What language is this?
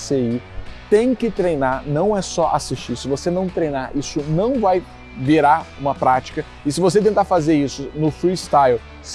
Portuguese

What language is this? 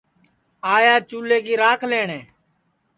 Sansi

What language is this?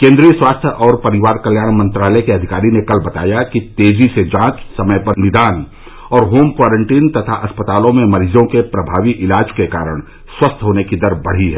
Hindi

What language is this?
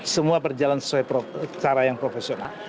Indonesian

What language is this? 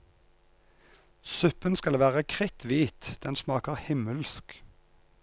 Norwegian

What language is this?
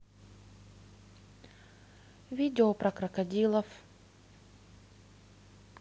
Russian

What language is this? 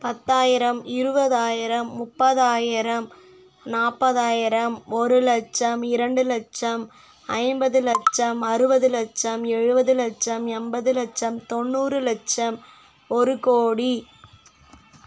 Tamil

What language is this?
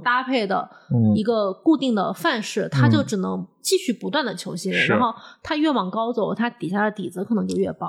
Chinese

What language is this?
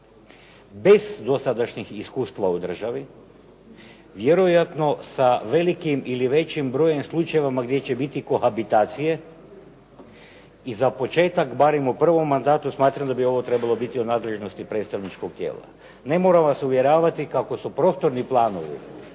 Croatian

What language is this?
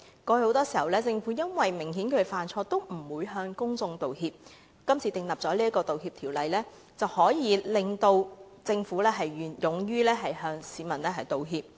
Cantonese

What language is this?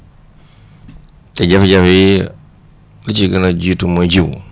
Wolof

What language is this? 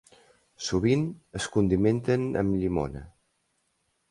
Catalan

